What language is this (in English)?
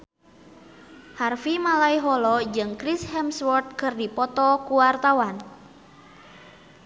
Sundanese